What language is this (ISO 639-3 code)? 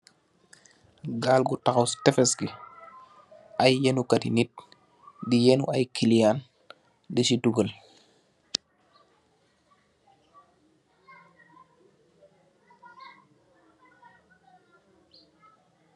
wol